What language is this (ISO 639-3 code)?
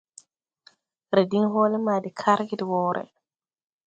tui